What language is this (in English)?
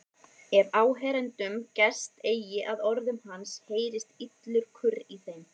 Icelandic